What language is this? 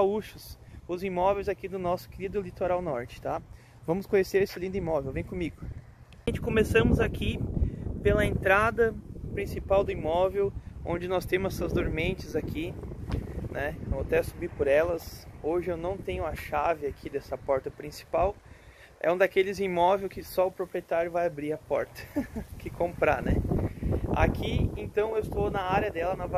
Portuguese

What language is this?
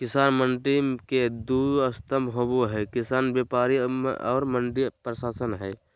Magahi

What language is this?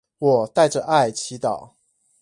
Chinese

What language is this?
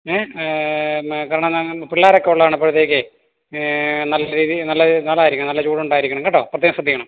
Malayalam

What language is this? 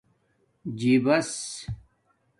Domaaki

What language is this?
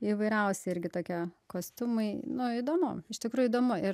Lithuanian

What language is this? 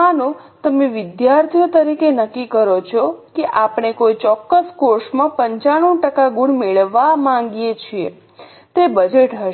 Gujarati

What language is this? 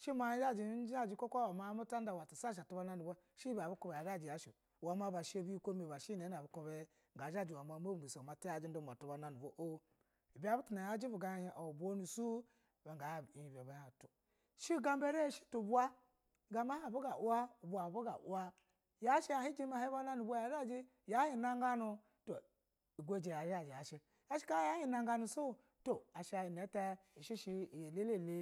Basa (Nigeria)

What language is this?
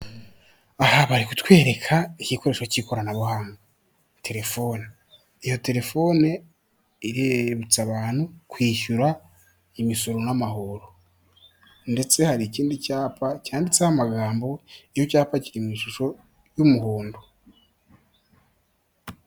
Kinyarwanda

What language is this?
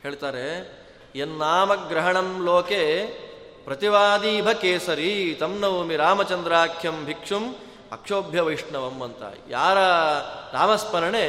Kannada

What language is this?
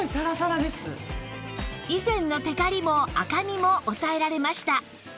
Japanese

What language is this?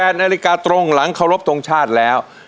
Thai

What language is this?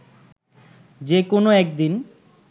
Bangla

